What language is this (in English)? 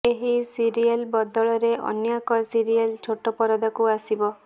Odia